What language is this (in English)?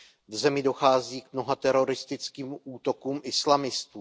Czech